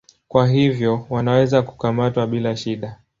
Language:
Swahili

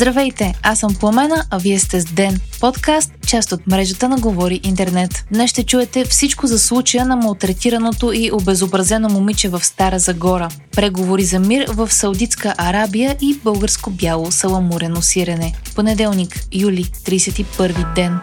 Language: Bulgarian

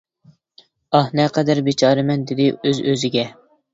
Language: Uyghur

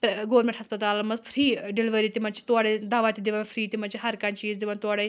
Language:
Kashmiri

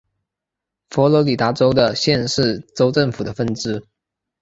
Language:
Chinese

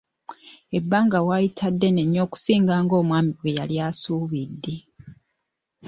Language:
Ganda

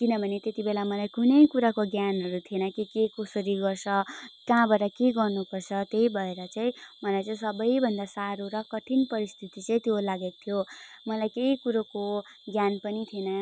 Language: Nepali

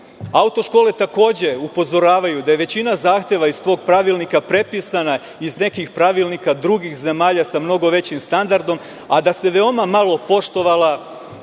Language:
Serbian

